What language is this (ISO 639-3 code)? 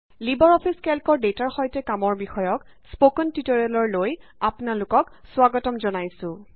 asm